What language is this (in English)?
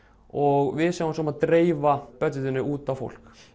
Icelandic